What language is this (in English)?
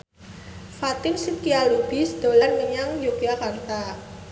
Javanese